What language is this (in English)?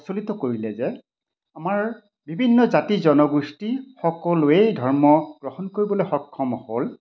Assamese